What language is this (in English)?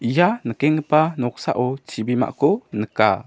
Garo